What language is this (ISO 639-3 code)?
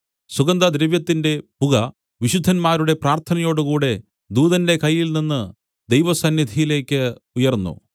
mal